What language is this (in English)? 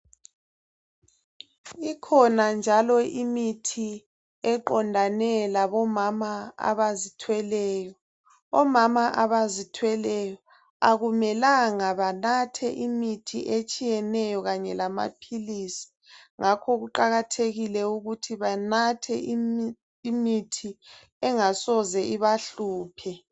North Ndebele